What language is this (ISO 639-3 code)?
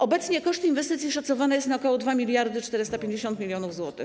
pol